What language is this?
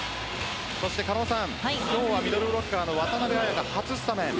Japanese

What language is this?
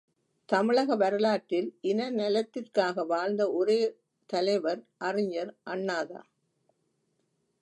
Tamil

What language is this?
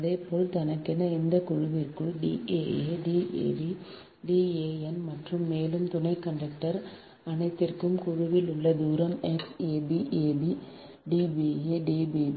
Tamil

